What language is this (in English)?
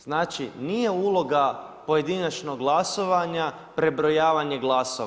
Croatian